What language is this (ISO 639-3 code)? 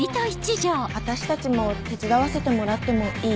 jpn